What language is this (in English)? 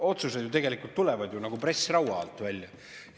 Estonian